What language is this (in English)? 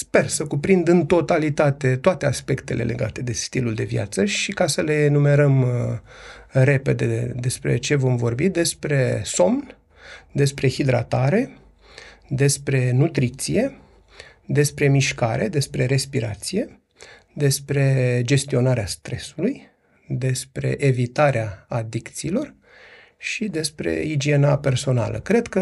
Romanian